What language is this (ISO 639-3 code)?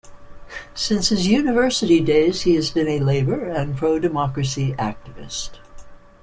eng